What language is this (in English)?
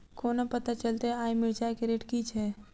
Maithili